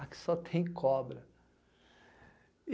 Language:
Portuguese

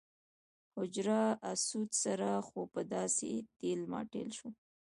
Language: Pashto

